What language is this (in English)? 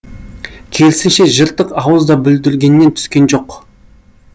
Kazakh